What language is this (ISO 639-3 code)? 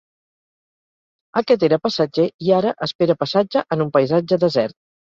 cat